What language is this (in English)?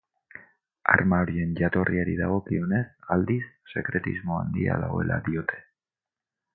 Basque